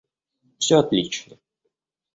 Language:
Russian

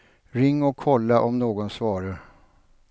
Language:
Swedish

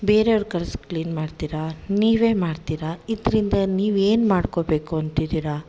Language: Kannada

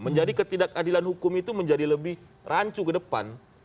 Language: Indonesian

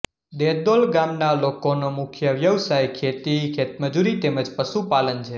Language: Gujarati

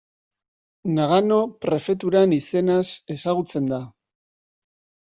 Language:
Basque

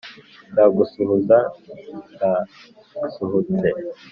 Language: Kinyarwanda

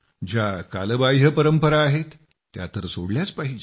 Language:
Marathi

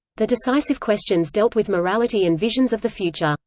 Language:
English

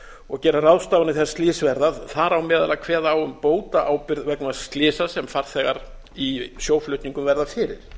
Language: Icelandic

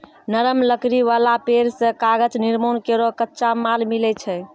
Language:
Maithili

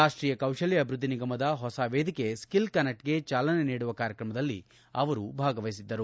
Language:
Kannada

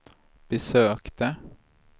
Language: Swedish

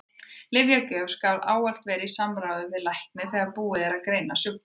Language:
Icelandic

